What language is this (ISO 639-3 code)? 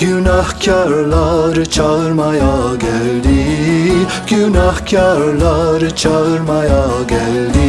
tur